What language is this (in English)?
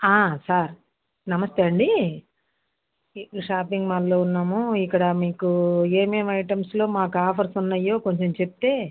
Telugu